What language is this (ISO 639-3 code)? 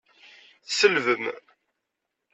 kab